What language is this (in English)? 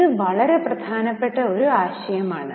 Malayalam